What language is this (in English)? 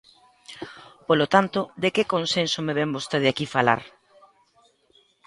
Galician